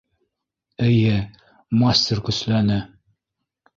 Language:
Bashkir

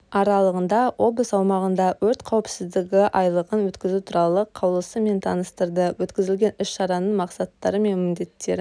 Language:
Kazakh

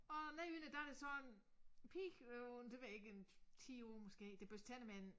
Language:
Danish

